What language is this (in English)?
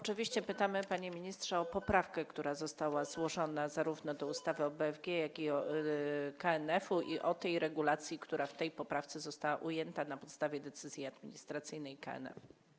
Polish